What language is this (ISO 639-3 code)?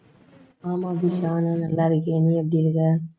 tam